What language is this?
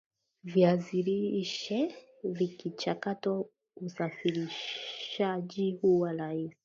Swahili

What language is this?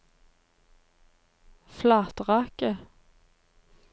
Norwegian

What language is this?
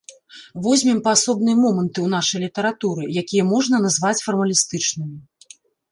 Belarusian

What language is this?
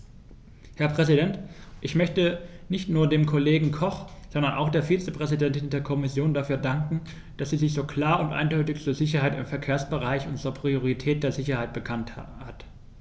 German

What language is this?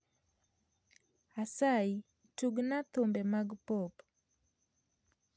Luo (Kenya and Tanzania)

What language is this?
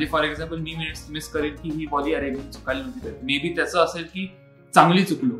Marathi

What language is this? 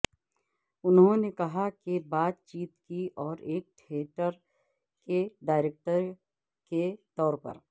Urdu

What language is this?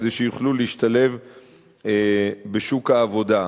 Hebrew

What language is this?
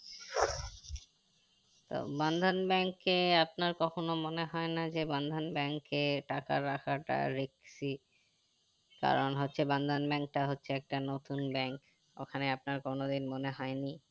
Bangla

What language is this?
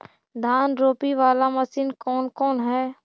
Magahi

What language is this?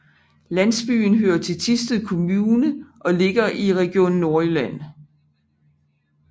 Danish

